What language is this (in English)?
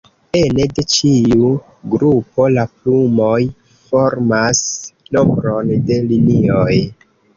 Esperanto